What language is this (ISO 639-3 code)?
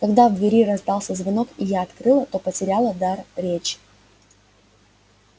rus